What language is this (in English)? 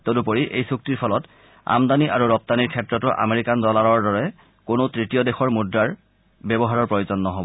Assamese